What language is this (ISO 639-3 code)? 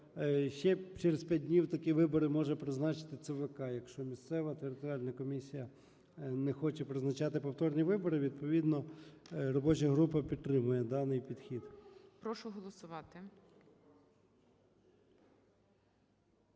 ukr